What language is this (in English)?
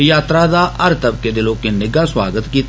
Dogri